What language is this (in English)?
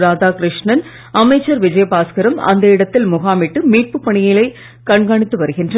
Tamil